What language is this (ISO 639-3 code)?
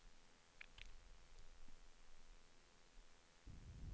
swe